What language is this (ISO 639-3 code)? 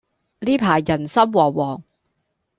yue